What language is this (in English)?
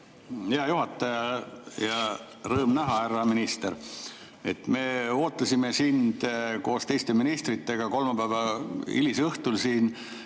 Estonian